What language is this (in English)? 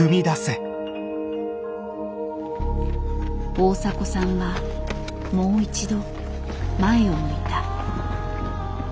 Japanese